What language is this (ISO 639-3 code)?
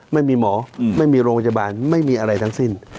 tha